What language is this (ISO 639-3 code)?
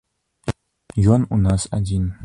bel